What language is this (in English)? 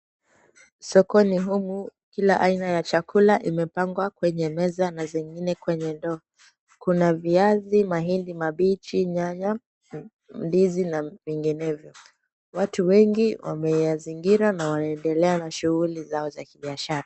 Swahili